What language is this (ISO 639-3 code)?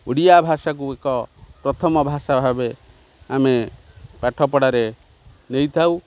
ori